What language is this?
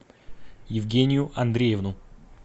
Russian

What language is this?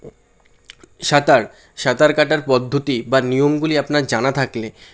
Bangla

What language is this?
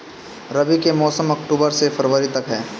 Bhojpuri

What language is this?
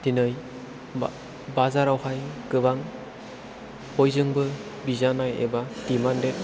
Bodo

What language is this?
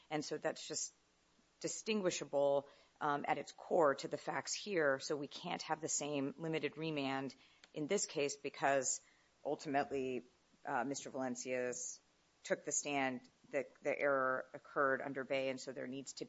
English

